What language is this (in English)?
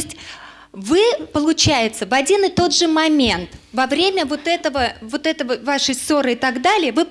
Russian